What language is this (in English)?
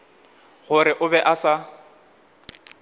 Northern Sotho